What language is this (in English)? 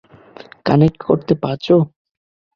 Bangla